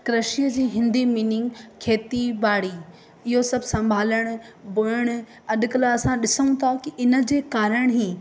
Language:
Sindhi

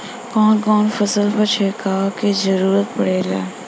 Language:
Bhojpuri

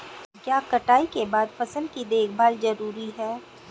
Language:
Hindi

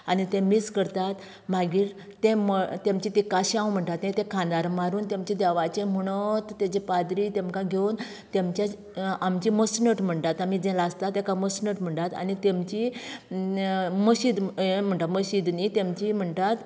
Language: Konkani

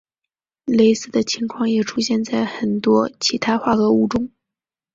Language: Chinese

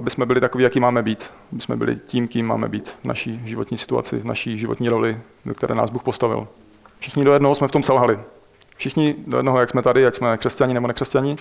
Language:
Czech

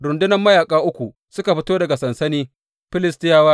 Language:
Hausa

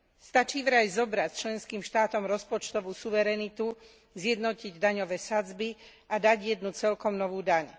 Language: Slovak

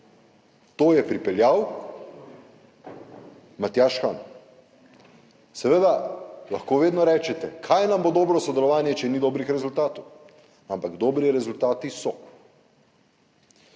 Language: Slovenian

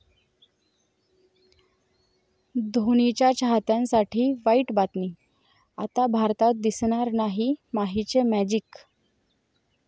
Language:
Marathi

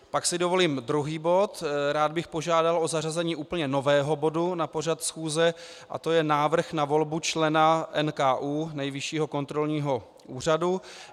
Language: Czech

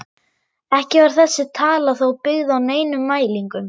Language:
Icelandic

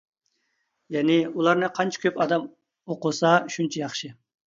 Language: Uyghur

